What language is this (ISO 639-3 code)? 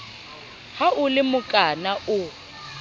sot